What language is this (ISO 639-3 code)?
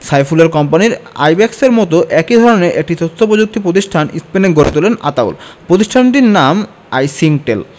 ben